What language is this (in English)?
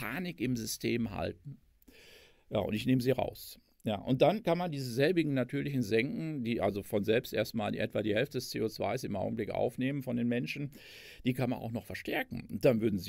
German